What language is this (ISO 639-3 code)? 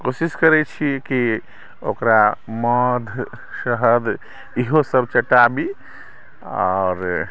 mai